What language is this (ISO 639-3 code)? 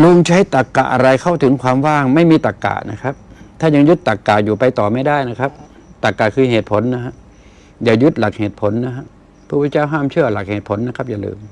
tha